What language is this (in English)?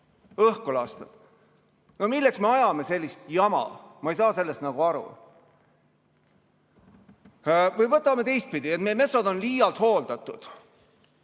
Estonian